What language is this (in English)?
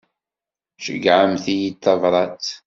Kabyle